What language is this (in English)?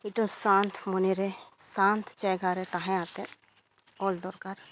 Santali